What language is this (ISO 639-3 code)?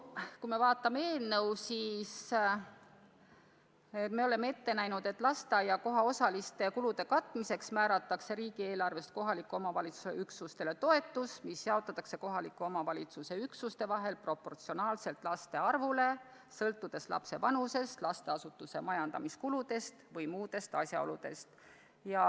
est